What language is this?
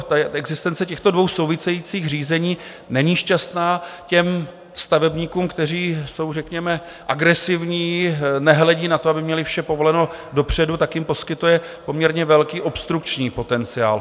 Czech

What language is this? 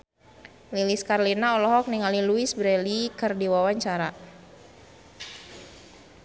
Sundanese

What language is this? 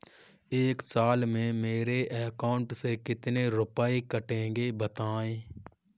Hindi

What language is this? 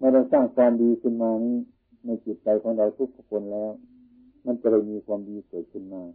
Thai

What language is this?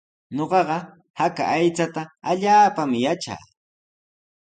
Sihuas Ancash Quechua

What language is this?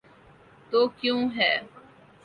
Urdu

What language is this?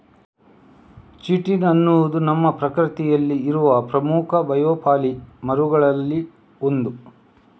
Kannada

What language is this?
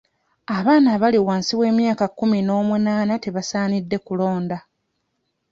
Ganda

